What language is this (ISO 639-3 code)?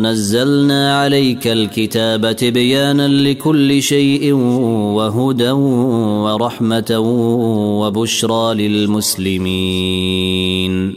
ara